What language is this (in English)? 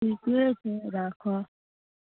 Maithili